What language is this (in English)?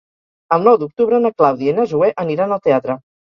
Catalan